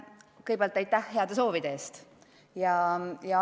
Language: Estonian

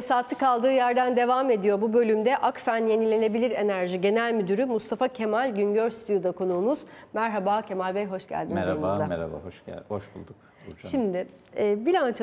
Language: Turkish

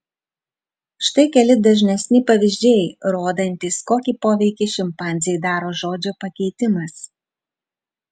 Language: Lithuanian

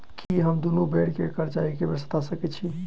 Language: Maithili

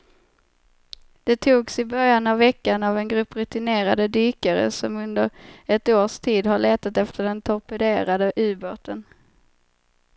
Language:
Swedish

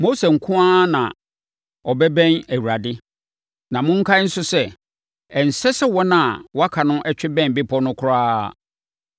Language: Akan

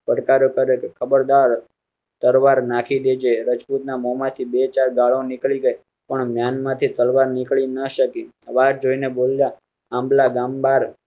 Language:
Gujarati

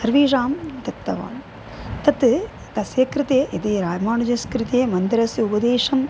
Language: Sanskrit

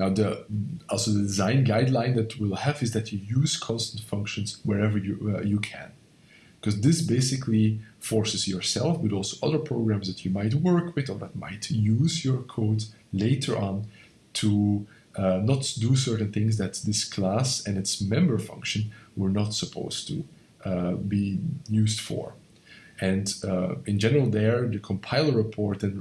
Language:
English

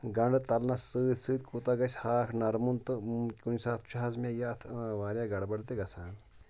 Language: Kashmiri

